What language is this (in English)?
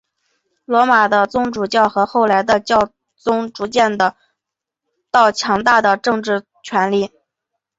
Chinese